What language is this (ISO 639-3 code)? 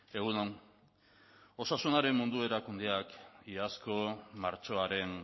eus